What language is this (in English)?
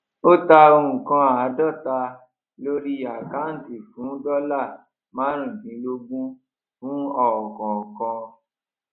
Yoruba